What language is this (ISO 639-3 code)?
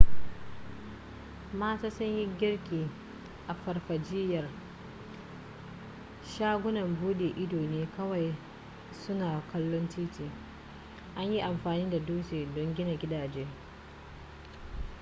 hau